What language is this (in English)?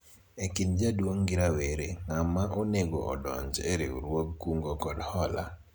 Luo (Kenya and Tanzania)